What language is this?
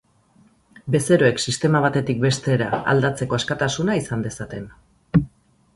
Basque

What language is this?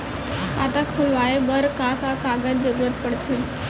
Chhattisgarhi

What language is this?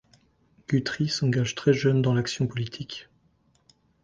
French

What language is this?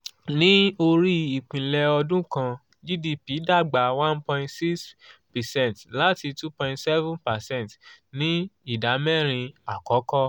Yoruba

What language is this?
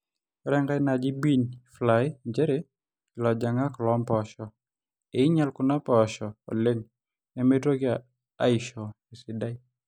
Masai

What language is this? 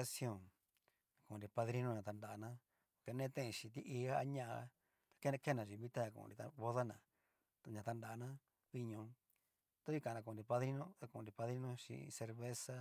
Cacaloxtepec Mixtec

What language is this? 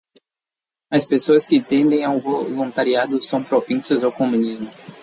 Portuguese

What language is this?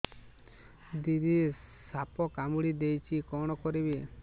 Odia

